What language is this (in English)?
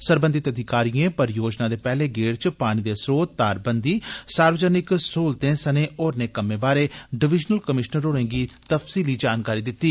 Dogri